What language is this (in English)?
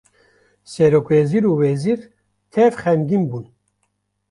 Kurdish